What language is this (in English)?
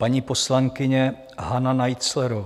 Czech